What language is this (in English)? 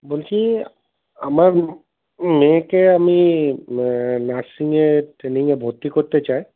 Bangla